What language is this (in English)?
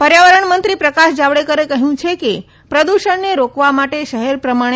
Gujarati